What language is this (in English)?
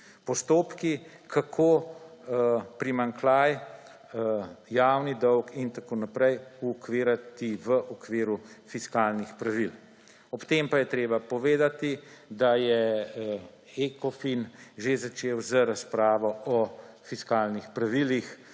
Slovenian